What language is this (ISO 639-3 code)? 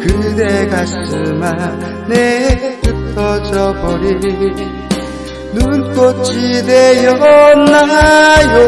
kor